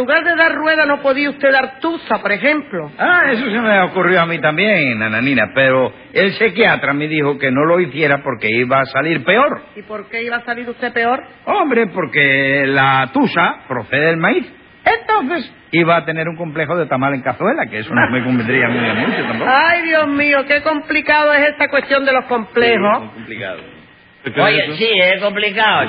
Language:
Spanish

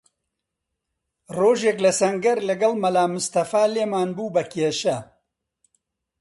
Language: Central Kurdish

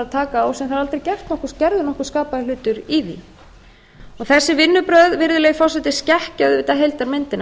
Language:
Icelandic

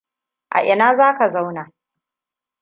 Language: Hausa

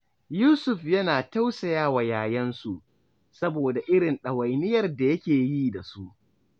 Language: Hausa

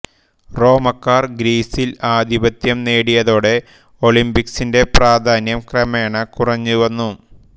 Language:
Malayalam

